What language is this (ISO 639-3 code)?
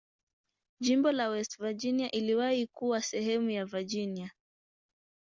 swa